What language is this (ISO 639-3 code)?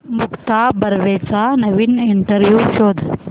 mar